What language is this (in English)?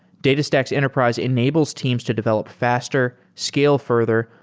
English